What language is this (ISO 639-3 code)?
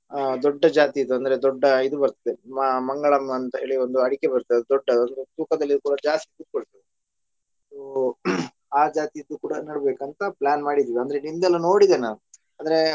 kan